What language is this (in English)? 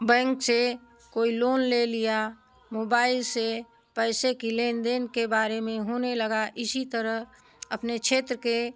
Hindi